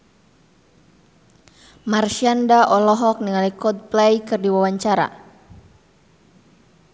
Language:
Sundanese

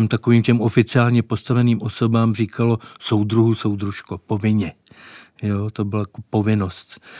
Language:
Czech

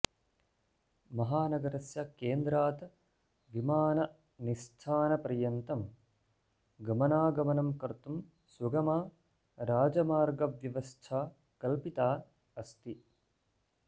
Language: Sanskrit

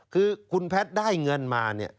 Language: Thai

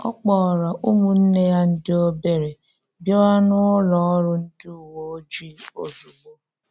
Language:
Igbo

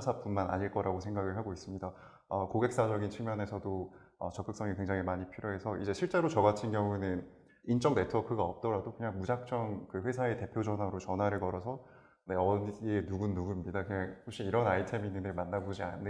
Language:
Korean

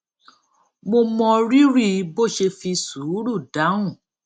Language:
Yoruba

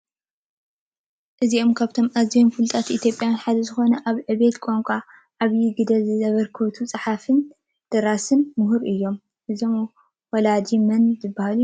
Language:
Tigrinya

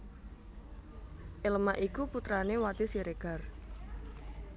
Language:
Javanese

